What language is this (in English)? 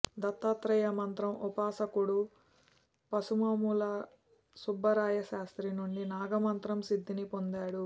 Telugu